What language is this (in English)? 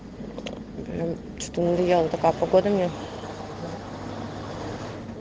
Russian